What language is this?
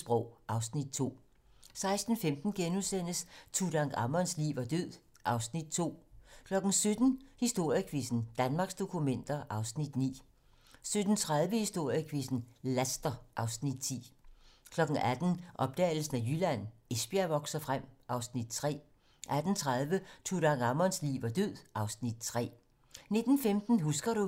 Danish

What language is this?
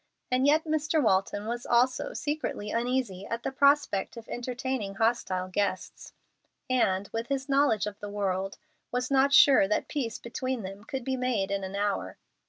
English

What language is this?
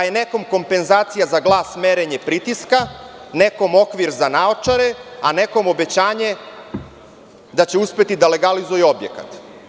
Serbian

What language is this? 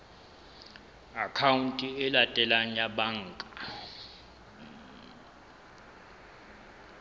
Southern Sotho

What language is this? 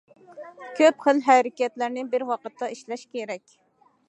Uyghur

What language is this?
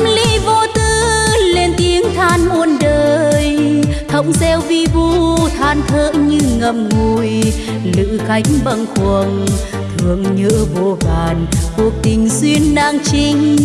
Vietnamese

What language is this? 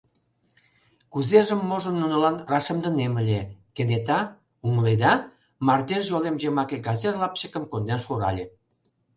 Mari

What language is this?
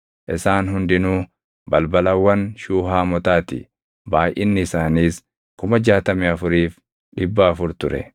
Oromo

